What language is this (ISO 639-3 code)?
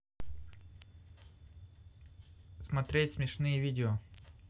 rus